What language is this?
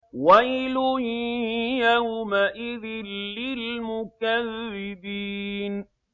Arabic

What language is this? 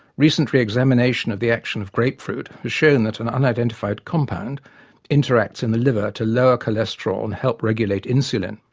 English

